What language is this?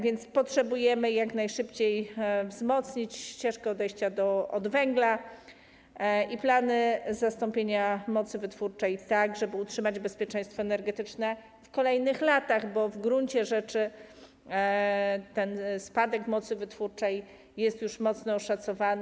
Polish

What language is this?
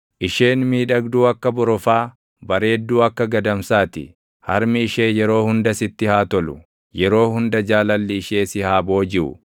Oromo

